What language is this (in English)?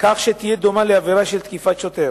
Hebrew